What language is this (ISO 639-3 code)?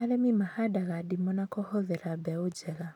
kik